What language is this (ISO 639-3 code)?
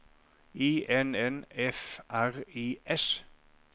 nor